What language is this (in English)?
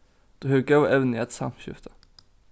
Faroese